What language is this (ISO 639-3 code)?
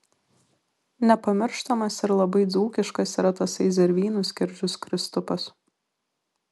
lit